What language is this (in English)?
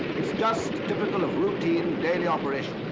English